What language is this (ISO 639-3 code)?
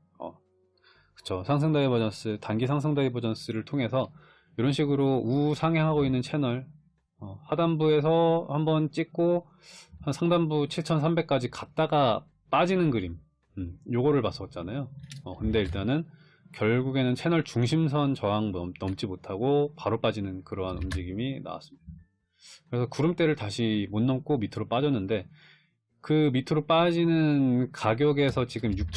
kor